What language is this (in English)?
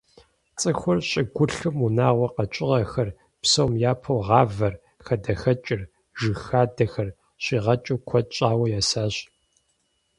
Kabardian